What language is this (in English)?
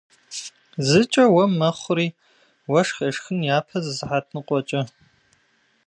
Kabardian